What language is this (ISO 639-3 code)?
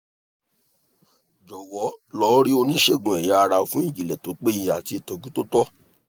yor